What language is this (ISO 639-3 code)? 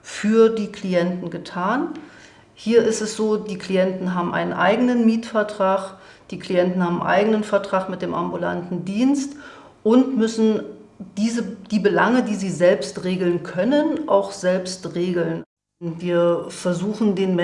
deu